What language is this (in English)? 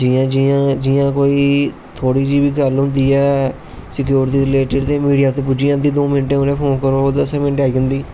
Dogri